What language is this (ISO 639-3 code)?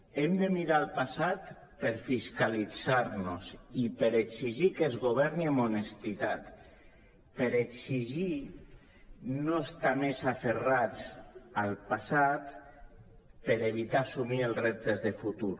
cat